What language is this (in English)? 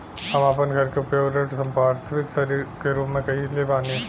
Bhojpuri